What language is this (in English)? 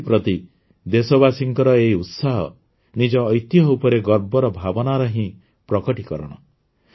Odia